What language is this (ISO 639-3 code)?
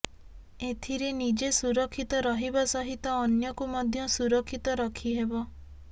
ori